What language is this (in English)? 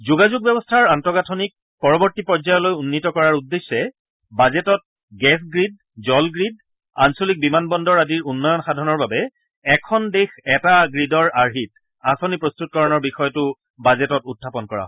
Assamese